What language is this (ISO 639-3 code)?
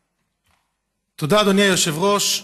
heb